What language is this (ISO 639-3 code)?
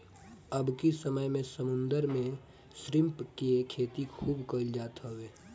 bho